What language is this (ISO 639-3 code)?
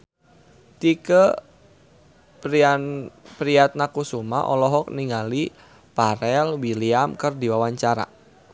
sun